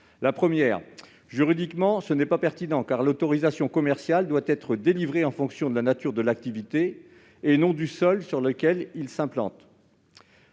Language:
French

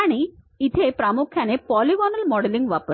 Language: Marathi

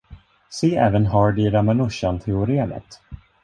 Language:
Swedish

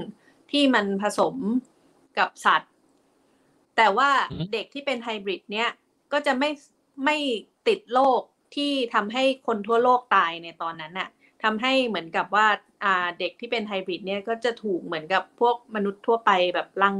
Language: Thai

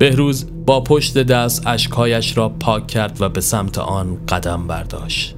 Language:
Persian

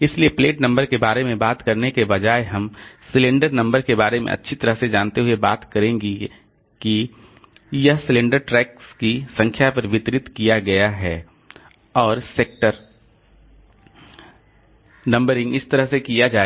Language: Hindi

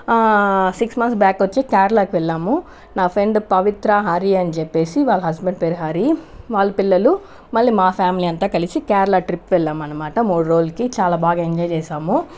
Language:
Telugu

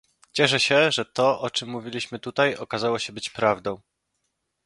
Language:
Polish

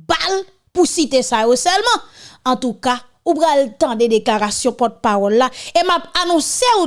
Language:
French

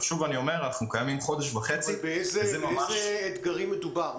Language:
Hebrew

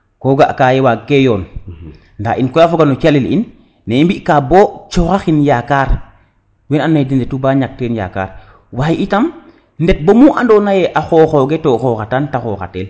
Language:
Serer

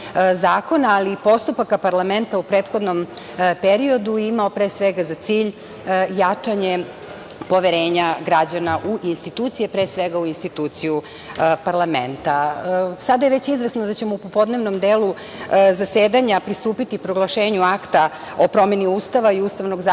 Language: Serbian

